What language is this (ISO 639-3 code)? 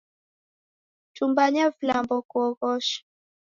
dav